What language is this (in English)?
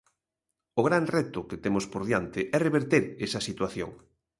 Galician